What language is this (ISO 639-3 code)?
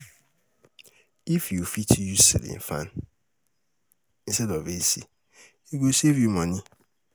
pcm